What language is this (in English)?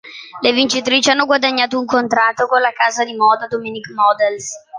Italian